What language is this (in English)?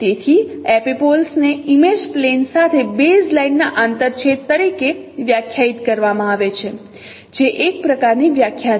Gujarati